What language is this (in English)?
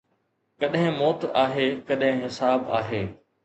Sindhi